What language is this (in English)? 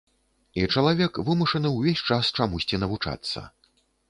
Belarusian